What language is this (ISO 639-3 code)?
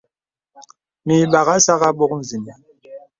beb